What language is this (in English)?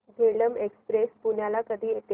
Marathi